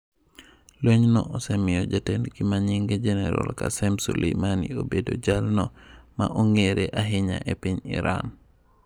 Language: Luo (Kenya and Tanzania)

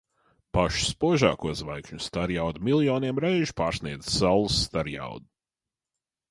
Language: Latvian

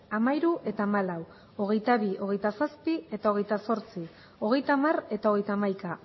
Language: Basque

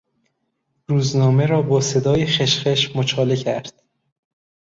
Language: Persian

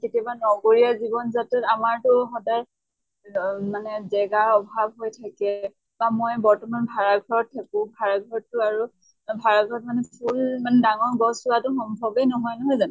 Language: Assamese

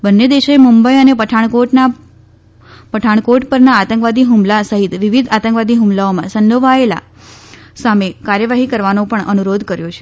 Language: Gujarati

